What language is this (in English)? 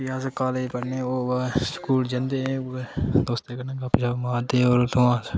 Dogri